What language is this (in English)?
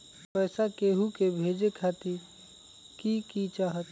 Magahi